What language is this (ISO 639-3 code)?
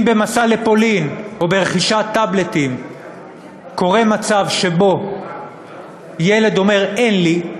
heb